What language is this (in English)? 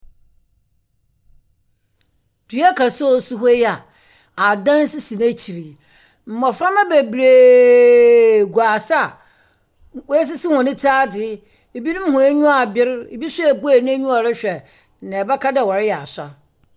Akan